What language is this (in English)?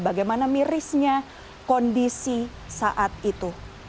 Indonesian